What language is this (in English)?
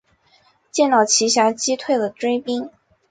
Chinese